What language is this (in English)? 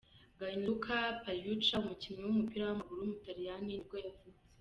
Kinyarwanda